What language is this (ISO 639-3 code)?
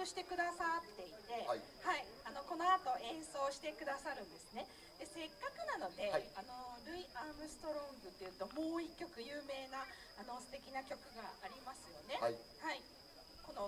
jpn